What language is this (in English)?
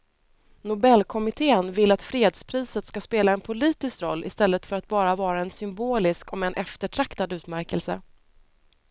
Swedish